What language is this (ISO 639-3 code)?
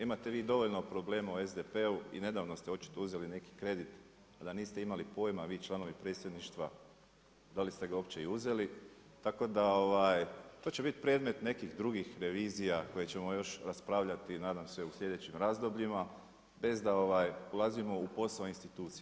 hrv